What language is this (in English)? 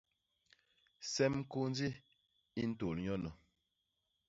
Basaa